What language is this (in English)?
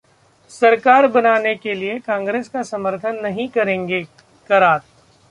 Hindi